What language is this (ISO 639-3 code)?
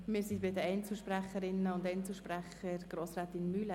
gsw